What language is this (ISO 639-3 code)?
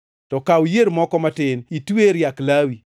luo